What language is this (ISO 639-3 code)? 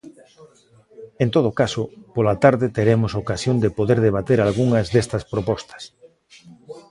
glg